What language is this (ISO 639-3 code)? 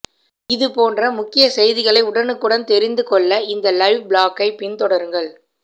tam